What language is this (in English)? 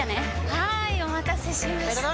Japanese